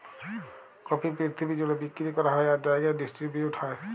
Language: Bangla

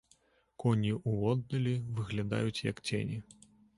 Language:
Belarusian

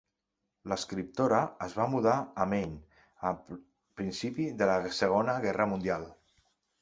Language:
Catalan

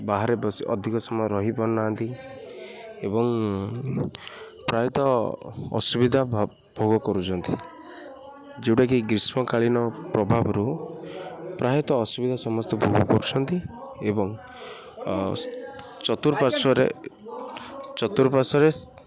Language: Odia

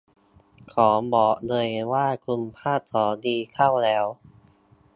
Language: Thai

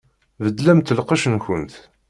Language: Kabyle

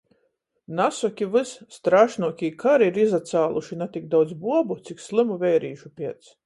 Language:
Latgalian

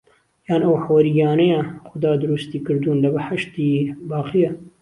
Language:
Central Kurdish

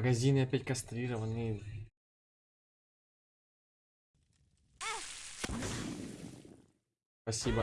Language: Russian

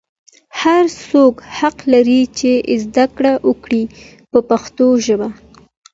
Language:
Pashto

